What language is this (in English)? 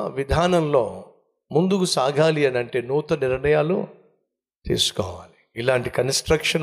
Telugu